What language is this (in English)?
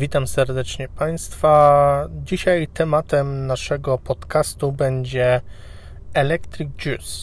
Polish